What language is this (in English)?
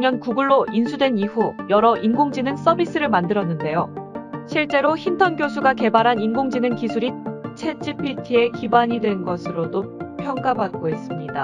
Korean